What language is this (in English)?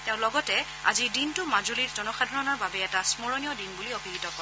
Assamese